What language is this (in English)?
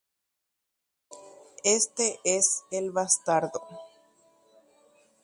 Guarani